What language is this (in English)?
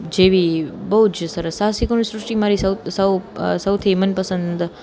Gujarati